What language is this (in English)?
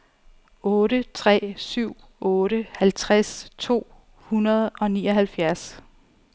Danish